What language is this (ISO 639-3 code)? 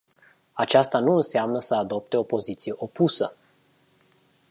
ron